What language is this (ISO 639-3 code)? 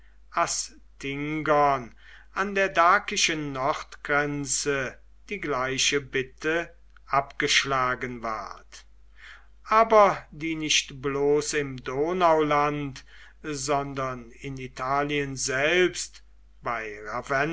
deu